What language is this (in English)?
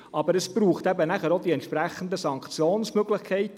Swiss German